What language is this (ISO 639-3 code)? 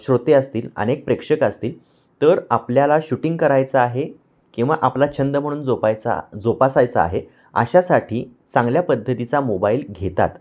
mar